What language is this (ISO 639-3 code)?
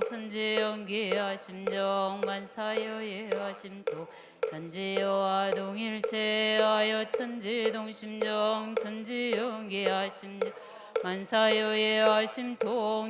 kor